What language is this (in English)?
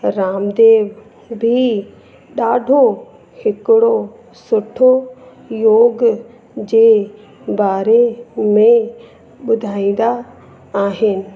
Sindhi